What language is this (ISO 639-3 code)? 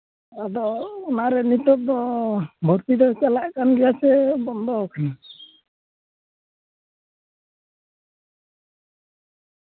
sat